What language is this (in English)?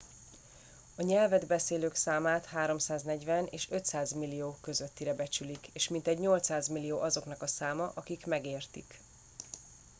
Hungarian